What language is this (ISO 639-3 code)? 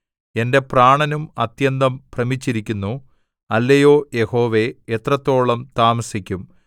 mal